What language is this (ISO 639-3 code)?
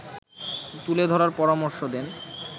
ben